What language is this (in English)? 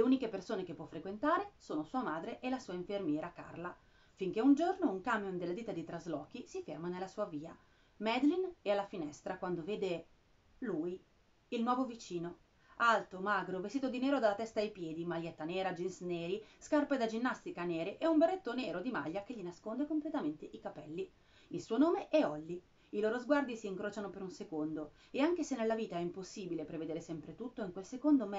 Italian